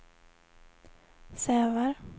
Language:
Swedish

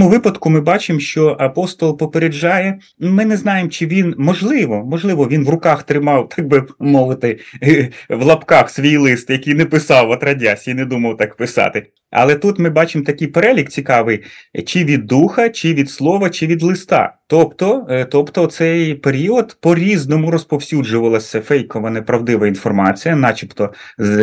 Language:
Ukrainian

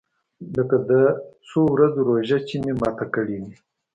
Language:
Pashto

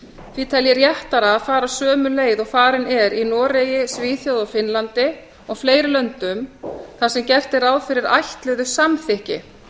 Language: Icelandic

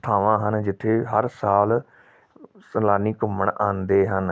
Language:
Punjabi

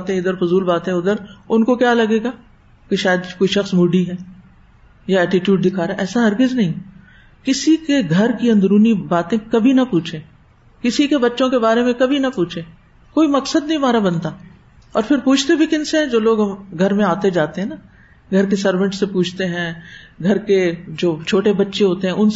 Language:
Urdu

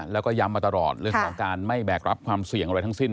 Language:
Thai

